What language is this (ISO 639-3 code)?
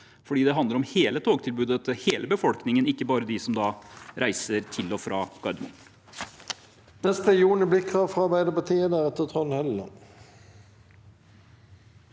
nor